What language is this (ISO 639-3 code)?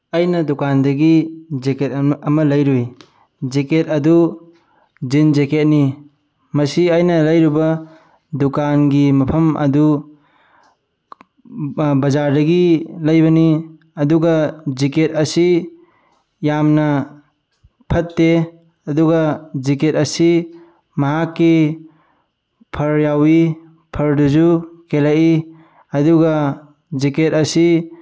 mni